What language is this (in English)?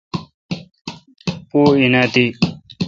Kalkoti